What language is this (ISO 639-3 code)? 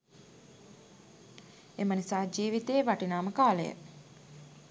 sin